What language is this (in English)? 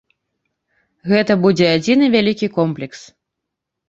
Belarusian